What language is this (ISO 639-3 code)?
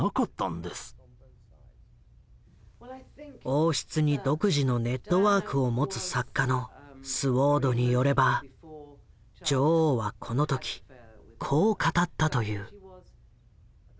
jpn